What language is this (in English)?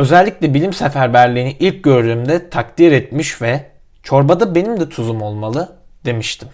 Turkish